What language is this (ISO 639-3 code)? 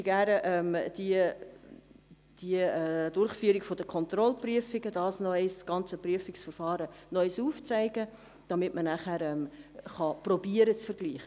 gsw